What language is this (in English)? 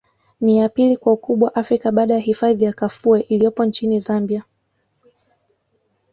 Swahili